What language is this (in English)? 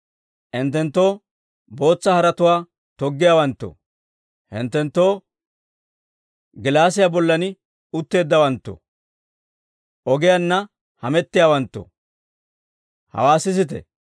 Dawro